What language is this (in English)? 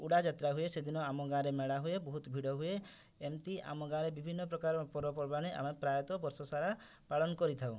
Odia